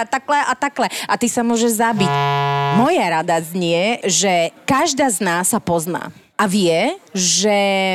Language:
Slovak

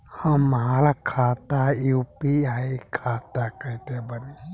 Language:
Bhojpuri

